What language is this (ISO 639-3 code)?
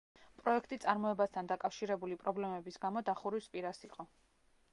kat